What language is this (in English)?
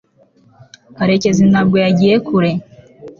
Kinyarwanda